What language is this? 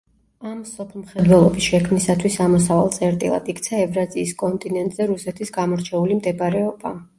Georgian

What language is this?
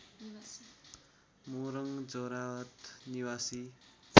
Nepali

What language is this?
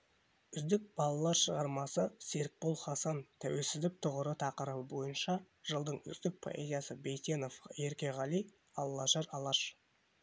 Kazakh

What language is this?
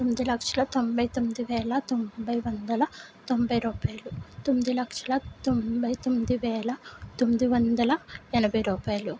Telugu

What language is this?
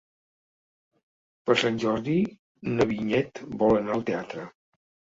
Catalan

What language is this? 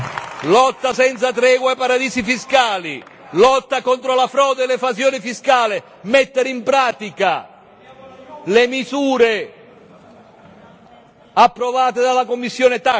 Italian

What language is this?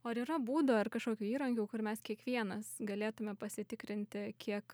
Lithuanian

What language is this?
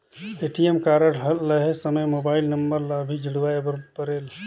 Chhattisgarhi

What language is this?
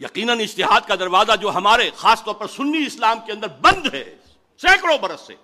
Urdu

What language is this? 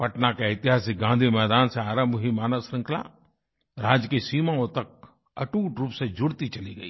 Hindi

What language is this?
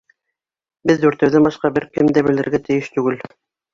Bashkir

